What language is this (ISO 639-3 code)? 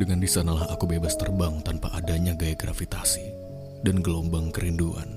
ind